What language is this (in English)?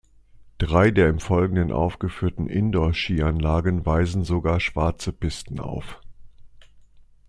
German